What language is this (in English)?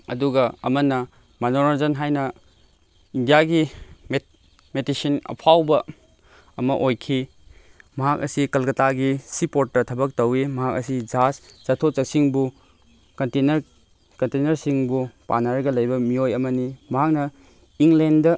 Manipuri